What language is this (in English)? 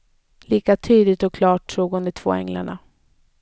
Swedish